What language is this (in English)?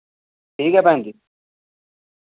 Dogri